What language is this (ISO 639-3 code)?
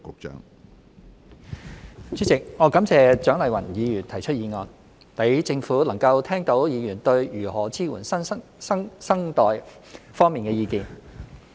yue